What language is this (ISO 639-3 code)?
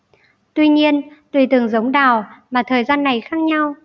vie